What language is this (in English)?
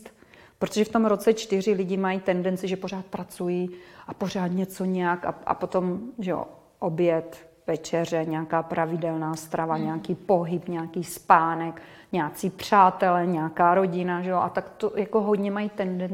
Czech